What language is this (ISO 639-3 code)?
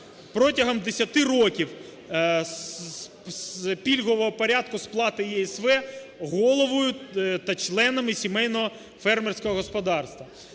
ukr